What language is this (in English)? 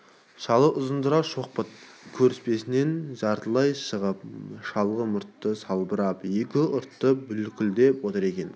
Kazakh